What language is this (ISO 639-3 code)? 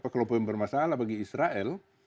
ind